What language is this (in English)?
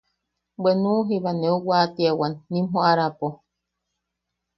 Yaqui